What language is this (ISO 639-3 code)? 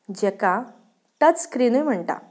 kok